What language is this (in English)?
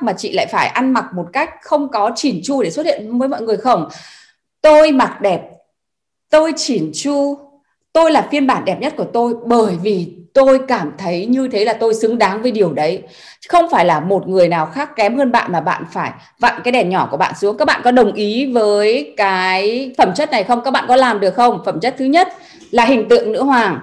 Vietnamese